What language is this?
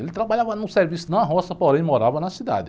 Portuguese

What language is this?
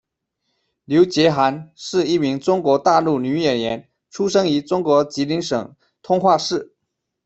Chinese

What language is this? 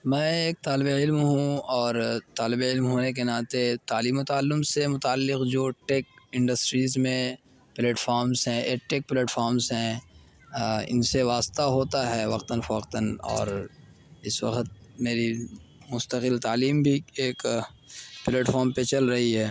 Urdu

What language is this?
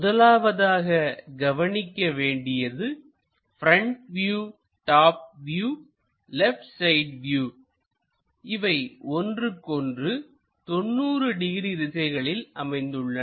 Tamil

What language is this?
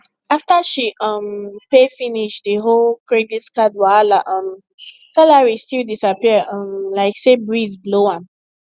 Nigerian Pidgin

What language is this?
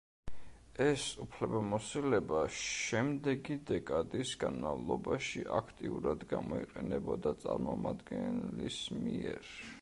Georgian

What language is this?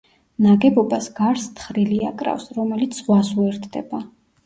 Georgian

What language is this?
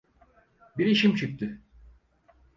Turkish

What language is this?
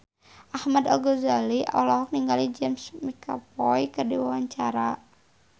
Sundanese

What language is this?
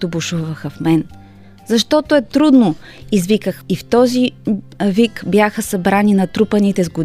Bulgarian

